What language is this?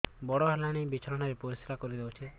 Odia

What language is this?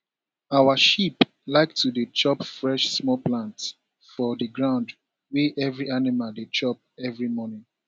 Nigerian Pidgin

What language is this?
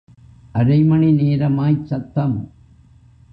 Tamil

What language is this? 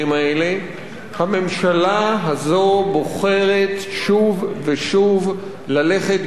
Hebrew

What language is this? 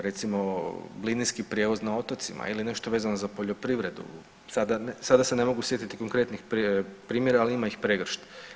Croatian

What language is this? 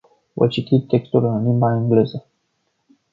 Romanian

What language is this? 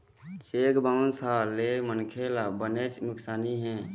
Chhattisgarhi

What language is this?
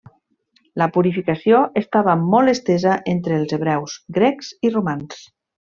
Catalan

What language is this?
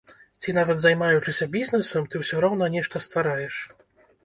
Belarusian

